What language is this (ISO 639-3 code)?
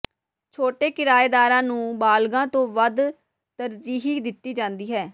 pan